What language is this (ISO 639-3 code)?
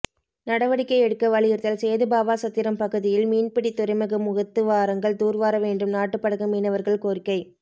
tam